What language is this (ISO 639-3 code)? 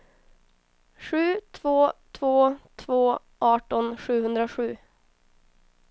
swe